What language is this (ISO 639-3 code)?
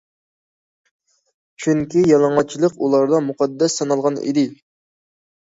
uig